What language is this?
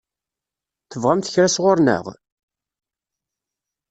Kabyle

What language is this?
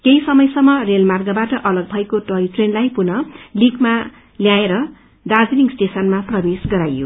Nepali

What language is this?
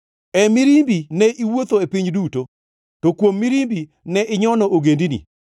Luo (Kenya and Tanzania)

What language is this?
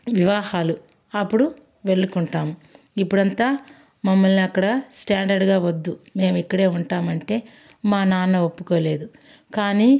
Telugu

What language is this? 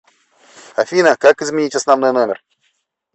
Russian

